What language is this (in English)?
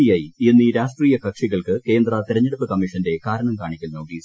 Malayalam